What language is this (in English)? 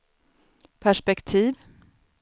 Swedish